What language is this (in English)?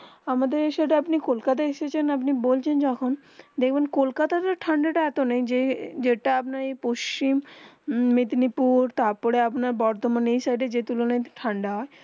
Bangla